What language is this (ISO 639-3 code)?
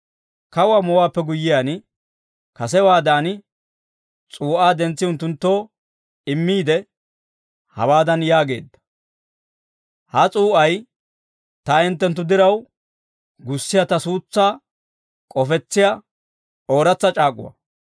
dwr